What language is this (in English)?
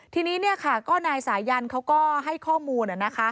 Thai